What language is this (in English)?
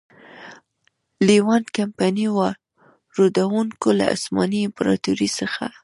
Pashto